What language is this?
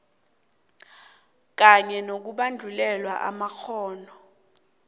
South Ndebele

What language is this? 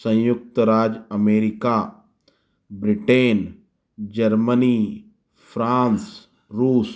Hindi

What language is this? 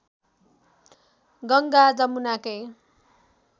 Nepali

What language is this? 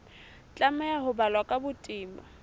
Southern Sotho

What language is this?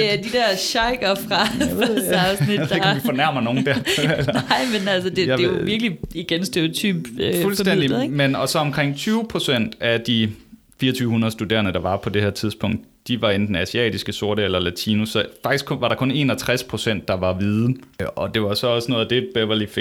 Danish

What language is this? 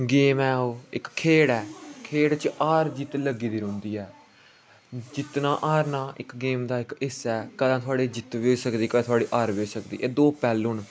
Dogri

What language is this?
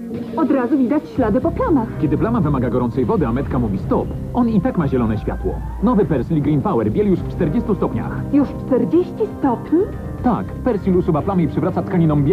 Polish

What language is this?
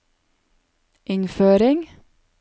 Norwegian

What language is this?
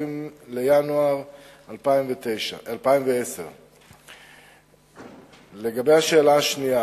Hebrew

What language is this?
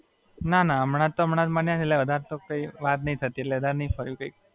Gujarati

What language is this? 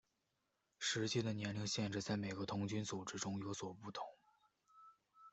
Chinese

